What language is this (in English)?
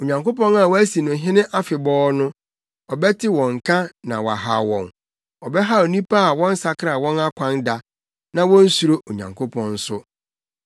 Akan